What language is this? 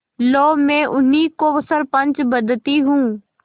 Hindi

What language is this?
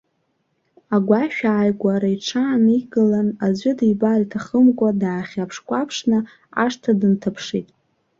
Abkhazian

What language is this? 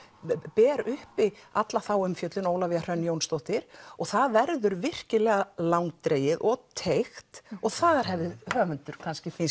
Icelandic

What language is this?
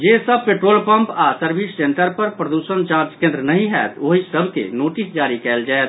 Maithili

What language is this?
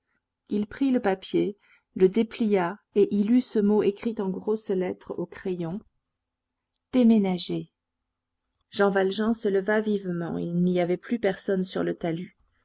French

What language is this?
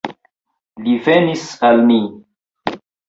Esperanto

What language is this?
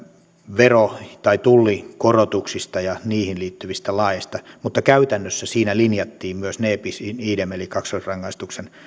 Finnish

